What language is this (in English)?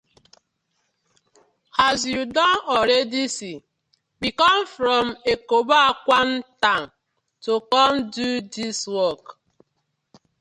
Nigerian Pidgin